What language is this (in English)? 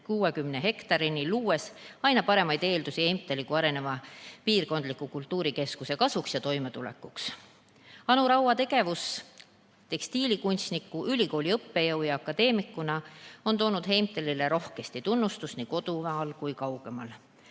Estonian